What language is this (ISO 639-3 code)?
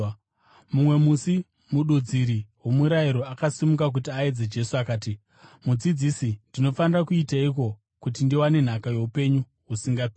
sna